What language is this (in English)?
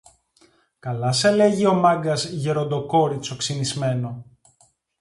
Greek